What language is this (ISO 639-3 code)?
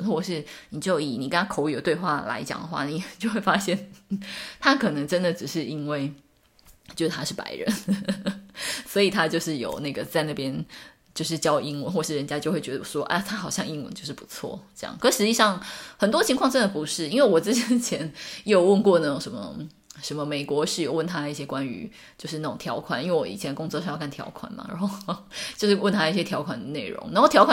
zho